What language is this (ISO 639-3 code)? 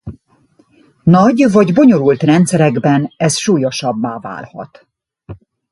hun